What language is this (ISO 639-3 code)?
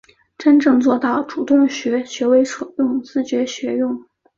zho